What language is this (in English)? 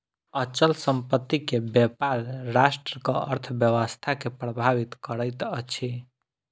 Maithili